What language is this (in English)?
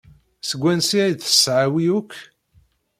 Kabyle